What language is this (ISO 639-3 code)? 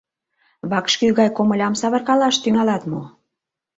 chm